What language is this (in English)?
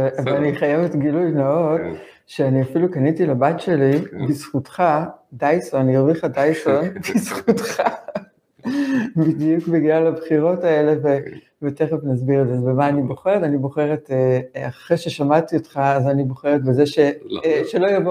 Hebrew